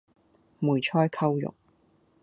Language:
Cantonese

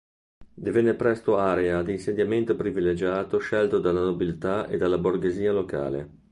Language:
Italian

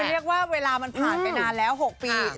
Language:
Thai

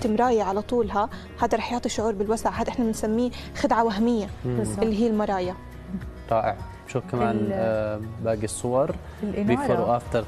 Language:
Arabic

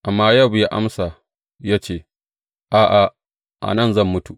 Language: Hausa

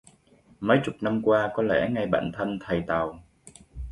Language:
Vietnamese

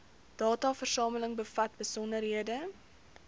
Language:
Afrikaans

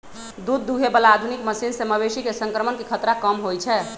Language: Magahi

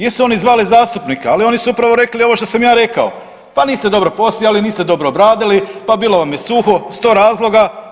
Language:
Croatian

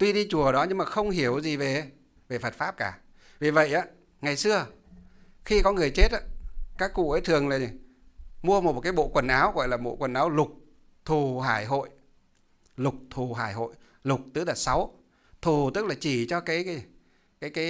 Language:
Vietnamese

